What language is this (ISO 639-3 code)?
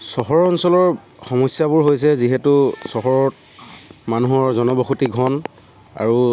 asm